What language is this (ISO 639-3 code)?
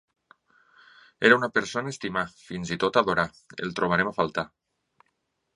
cat